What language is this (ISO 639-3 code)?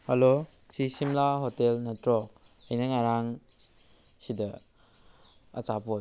mni